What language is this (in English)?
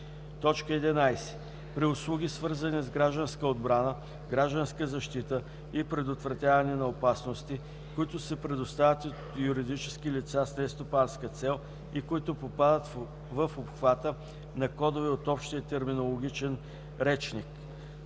Bulgarian